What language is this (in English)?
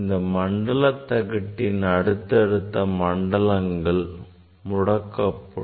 Tamil